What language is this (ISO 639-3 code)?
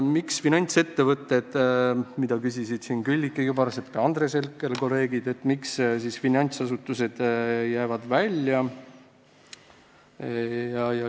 est